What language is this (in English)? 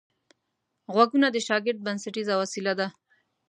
Pashto